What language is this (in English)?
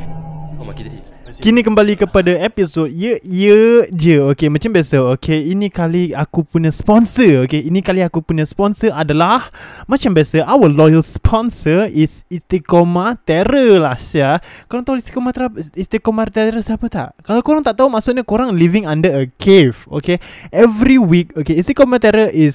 Malay